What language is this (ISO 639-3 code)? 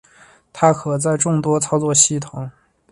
zho